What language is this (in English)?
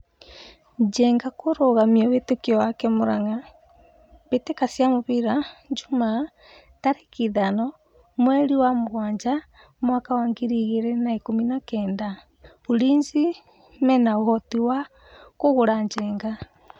Kikuyu